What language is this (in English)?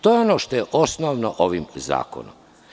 Serbian